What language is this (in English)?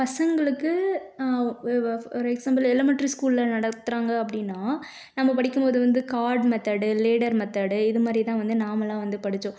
Tamil